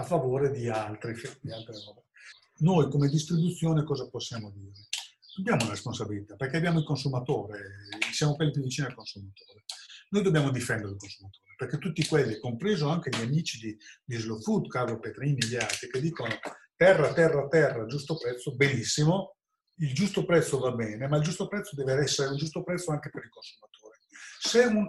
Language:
Italian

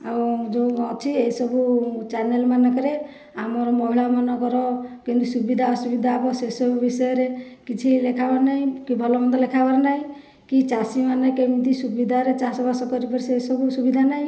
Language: Odia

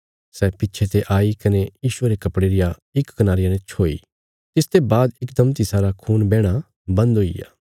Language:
Bilaspuri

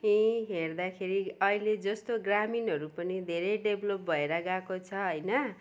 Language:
Nepali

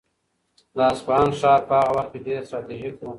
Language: Pashto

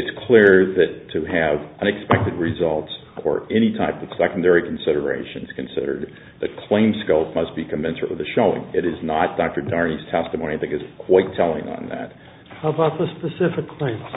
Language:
English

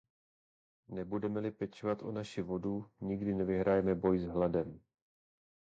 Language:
Czech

